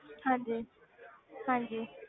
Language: Punjabi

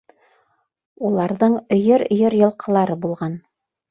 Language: Bashkir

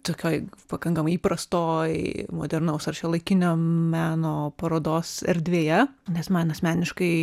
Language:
Lithuanian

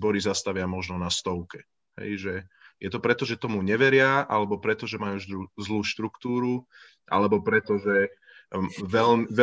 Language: Slovak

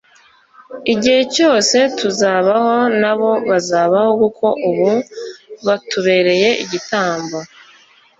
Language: Kinyarwanda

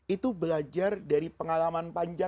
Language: Indonesian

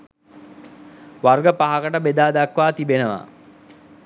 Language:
Sinhala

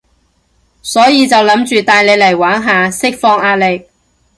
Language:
Cantonese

